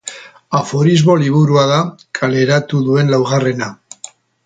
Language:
Basque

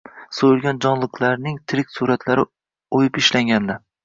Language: Uzbek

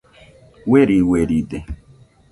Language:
Nüpode Huitoto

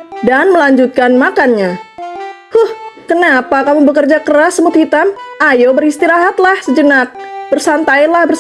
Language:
Indonesian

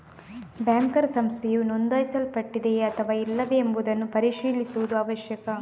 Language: Kannada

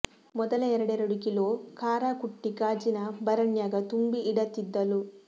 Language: Kannada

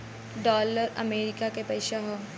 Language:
Bhojpuri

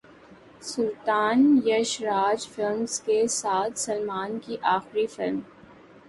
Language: Urdu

